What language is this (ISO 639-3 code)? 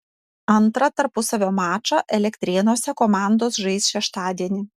lit